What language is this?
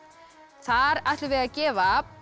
Icelandic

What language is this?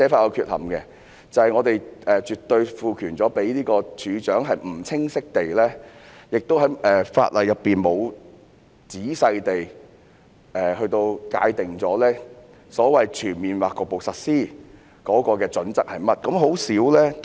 Cantonese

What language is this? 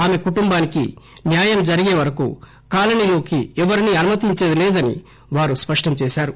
Telugu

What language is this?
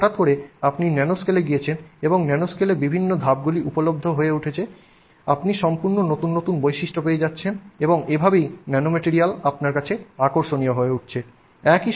Bangla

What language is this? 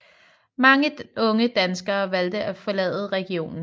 Danish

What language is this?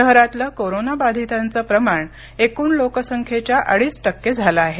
Marathi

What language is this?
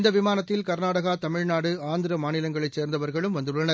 Tamil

